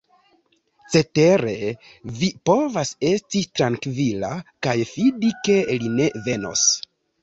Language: Esperanto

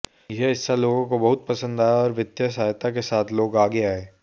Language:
Hindi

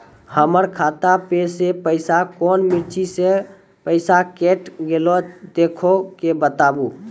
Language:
Maithili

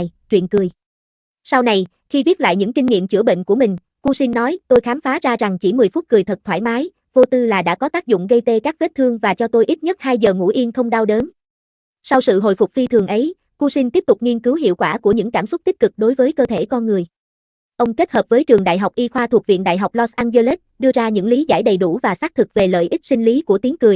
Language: Vietnamese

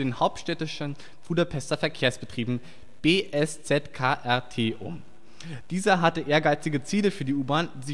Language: German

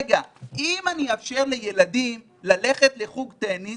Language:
Hebrew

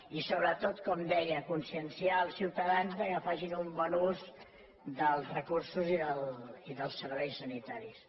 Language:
Catalan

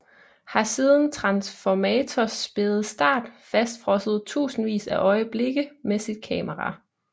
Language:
Danish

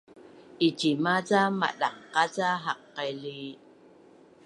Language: Bunun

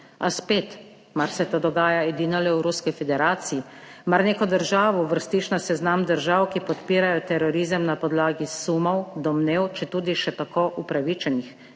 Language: Slovenian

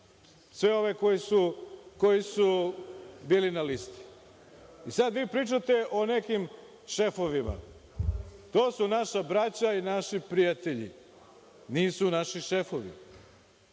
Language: Serbian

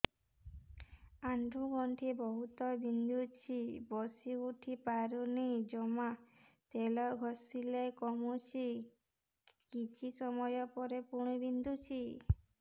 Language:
Odia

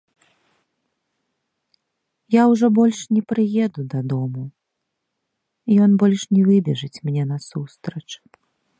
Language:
Belarusian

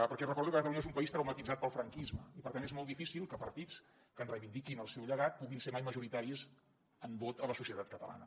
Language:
Catalan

